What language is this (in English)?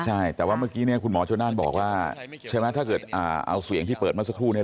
Thai